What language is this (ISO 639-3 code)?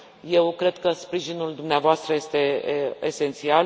ron